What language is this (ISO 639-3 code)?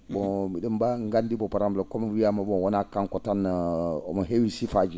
ful